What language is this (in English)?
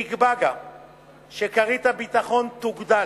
Hebrew